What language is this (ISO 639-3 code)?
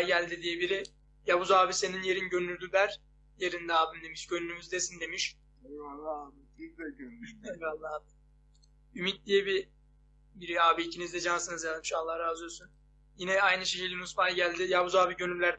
tur